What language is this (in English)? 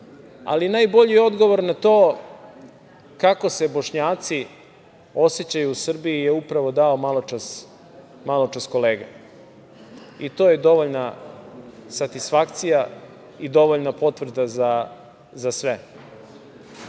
Serbian